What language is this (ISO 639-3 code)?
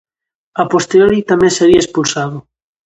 glg